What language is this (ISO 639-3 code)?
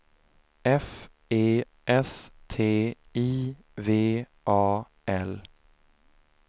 swe